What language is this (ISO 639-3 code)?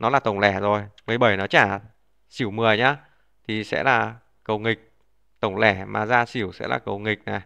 vie